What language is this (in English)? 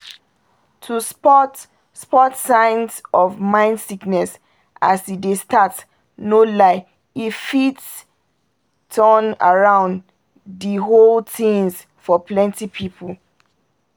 Nigerian Pidgin